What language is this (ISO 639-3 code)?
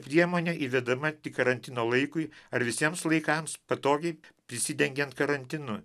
lit